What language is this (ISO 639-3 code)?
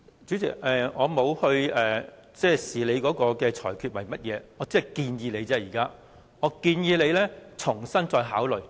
yue